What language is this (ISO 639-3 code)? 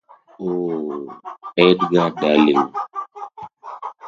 eng